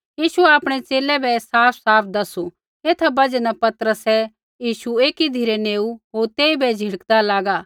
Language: Kullu Pahari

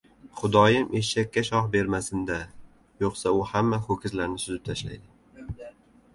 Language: Uzbek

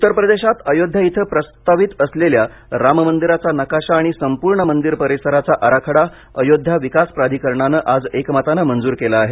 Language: Marathi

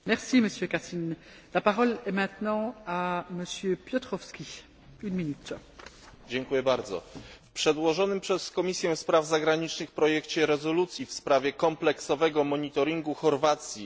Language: Polish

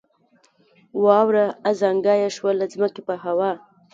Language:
Pashto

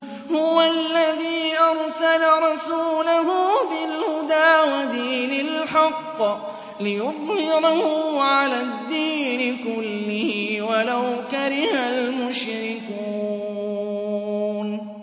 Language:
Arabic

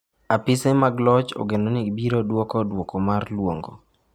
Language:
Luo (Kenya and Tanzania)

